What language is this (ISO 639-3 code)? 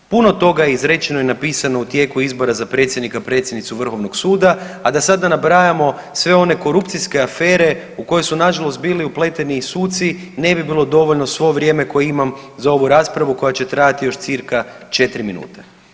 hrv